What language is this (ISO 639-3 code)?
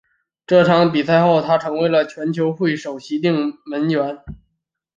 zho